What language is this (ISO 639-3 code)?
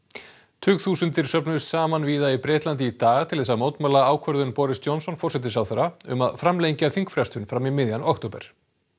isl